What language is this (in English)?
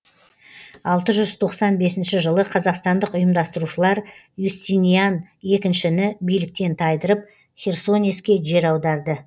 Kazakh